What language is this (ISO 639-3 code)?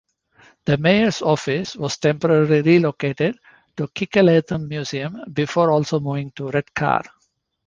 eng